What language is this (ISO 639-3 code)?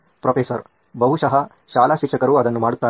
kan